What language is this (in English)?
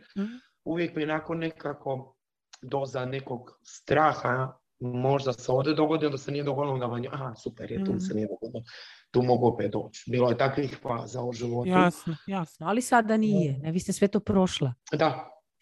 Croatian